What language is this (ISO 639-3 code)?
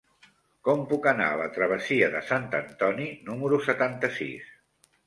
cat